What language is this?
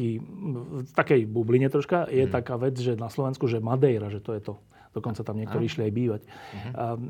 Slovak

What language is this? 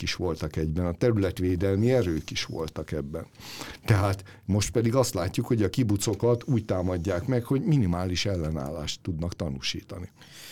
Hungarian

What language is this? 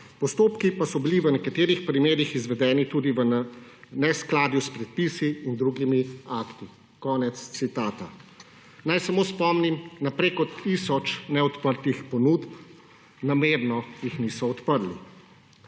Slovenian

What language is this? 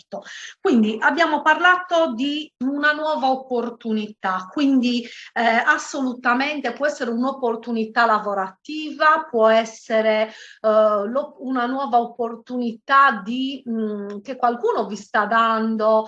Italian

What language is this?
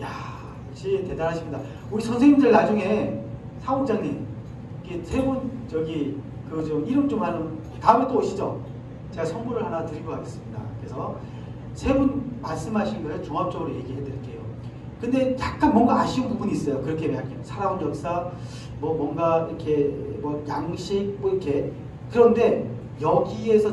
Korean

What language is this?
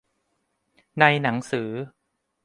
Thai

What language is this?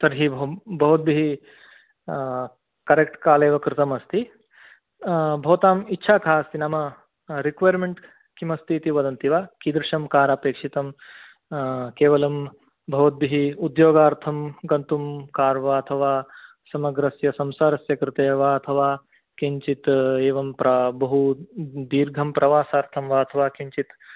Sanskrit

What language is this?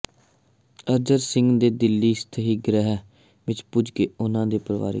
Punjabi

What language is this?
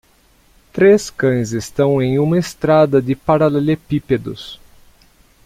Portuguese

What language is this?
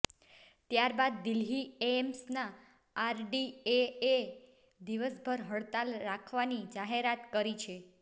Gujarati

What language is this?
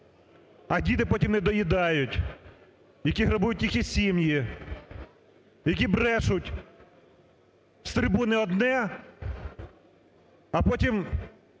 Ukrainian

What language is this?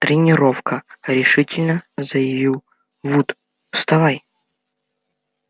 Russian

